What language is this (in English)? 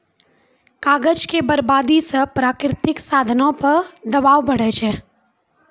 Maithili